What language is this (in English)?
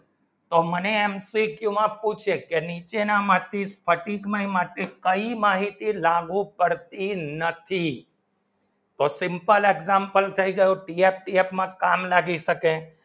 Gujarati